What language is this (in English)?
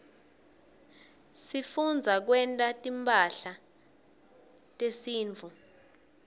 Swati